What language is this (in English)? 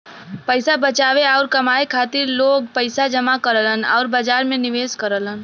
Bhojpuri